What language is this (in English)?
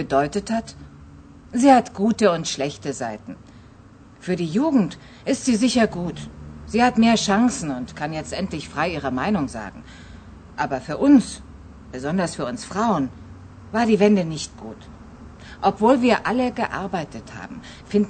Persian